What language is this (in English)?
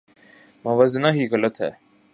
Urdu